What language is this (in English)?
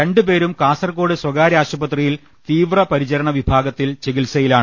Malayalam